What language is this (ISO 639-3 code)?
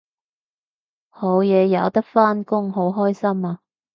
yue